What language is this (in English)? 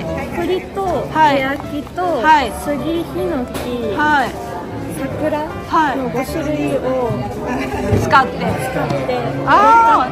Japanese